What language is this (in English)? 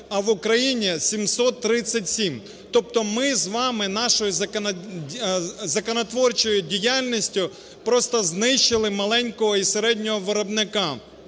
Ukrainian